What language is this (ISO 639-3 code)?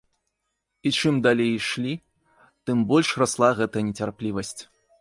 bel